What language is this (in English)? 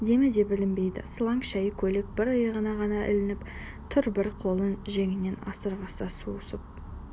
Kazakh